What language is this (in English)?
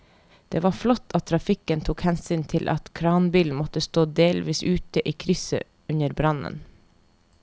Norwegian